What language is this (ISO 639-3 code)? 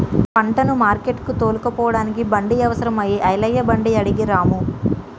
tel